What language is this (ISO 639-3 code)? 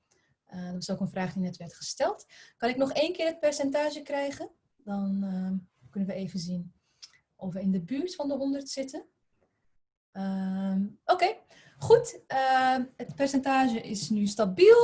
nld